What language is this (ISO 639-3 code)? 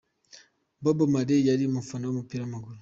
kin